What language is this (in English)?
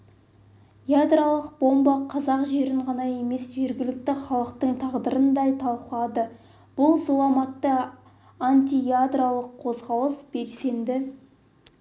Kazakh